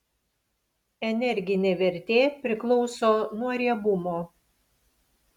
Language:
Lithuanian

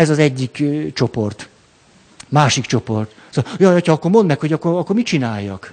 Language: Hungarian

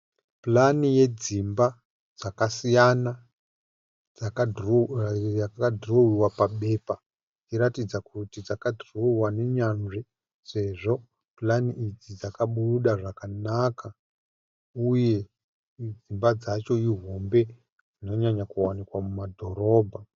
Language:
Shona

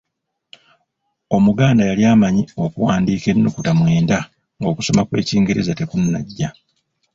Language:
Ganda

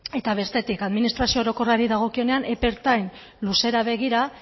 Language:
Basque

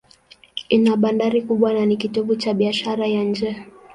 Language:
Swahili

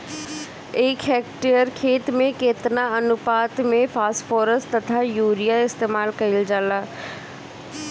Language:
Bhojpuri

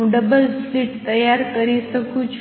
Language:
Gujarati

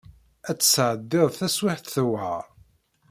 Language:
Kabyle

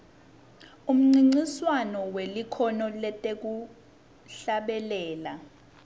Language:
Swati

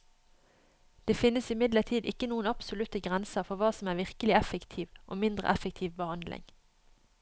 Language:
Norwegian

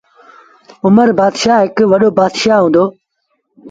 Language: Sindhi Bhil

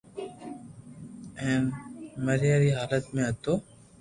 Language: Loarki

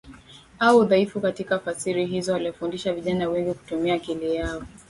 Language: Swahili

